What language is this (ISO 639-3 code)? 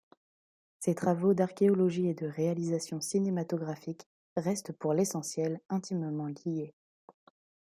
fra